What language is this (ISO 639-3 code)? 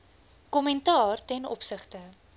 afr